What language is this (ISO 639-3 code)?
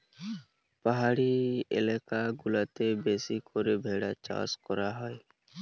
ben